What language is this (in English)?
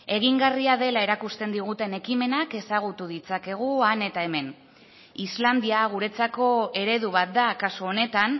Basque